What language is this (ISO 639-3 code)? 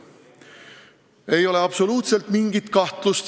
est